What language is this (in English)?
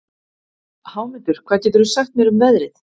Icelandic